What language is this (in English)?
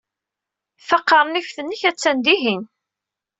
Kabyle